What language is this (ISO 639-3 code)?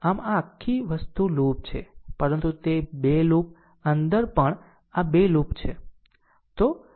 guj